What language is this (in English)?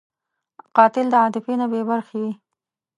Pashto